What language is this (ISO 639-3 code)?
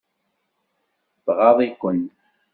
kab